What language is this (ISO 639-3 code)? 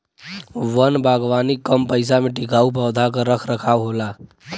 bho